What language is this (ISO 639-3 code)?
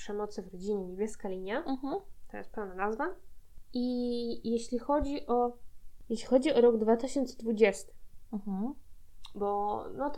pol